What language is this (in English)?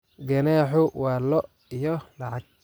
Somali